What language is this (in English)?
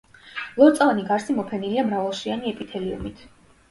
Georgian